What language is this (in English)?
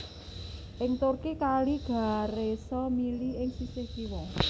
Javanese